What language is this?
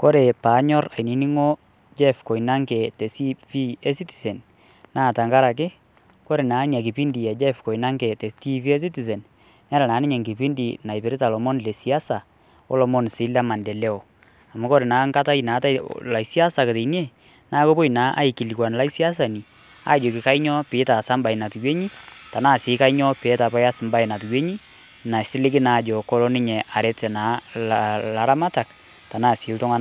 Masai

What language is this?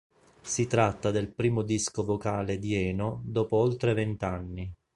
Italian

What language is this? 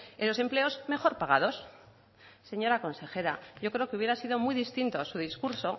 Spanish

